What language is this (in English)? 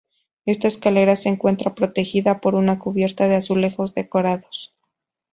Spanish